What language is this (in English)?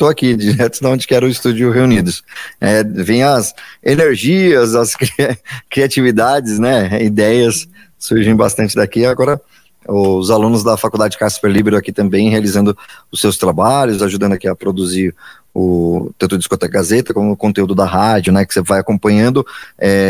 Portuguese